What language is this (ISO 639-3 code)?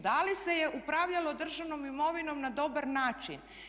hrv